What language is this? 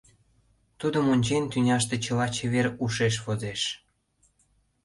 Mari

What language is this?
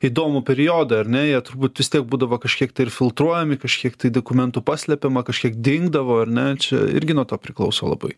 Lithuanian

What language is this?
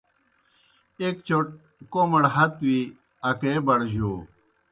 Kohistani Shina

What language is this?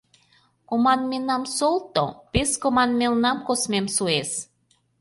Mari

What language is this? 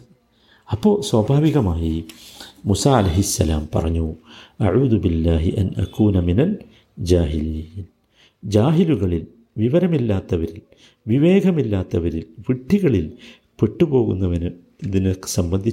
Malayalam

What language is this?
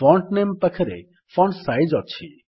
Odia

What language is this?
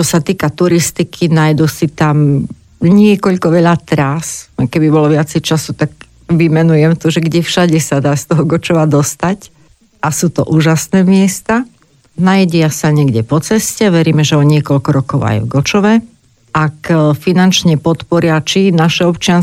Slovak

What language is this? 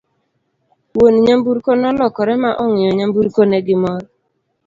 Luo (Kenya and Tanzania)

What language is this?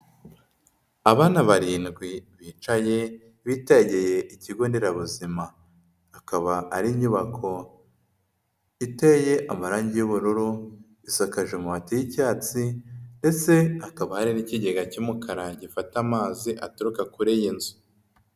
Kinyarwanda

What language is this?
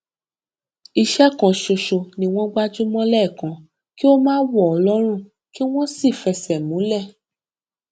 Yoruba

